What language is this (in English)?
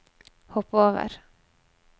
Norwegian